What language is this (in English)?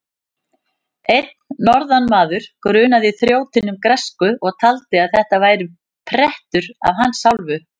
Icelandic